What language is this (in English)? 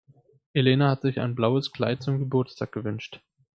German